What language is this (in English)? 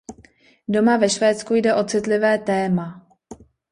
Czech